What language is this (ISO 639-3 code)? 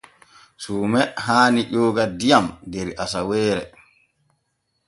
fue